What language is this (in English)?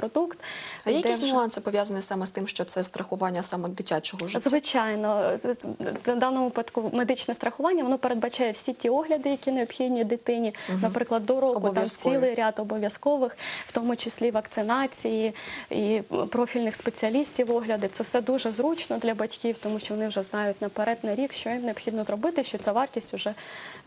Russian